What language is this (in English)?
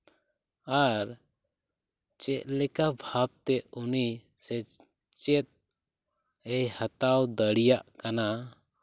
Santali